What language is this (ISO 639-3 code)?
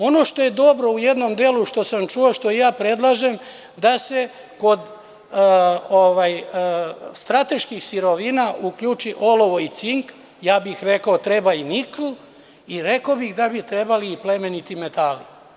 srp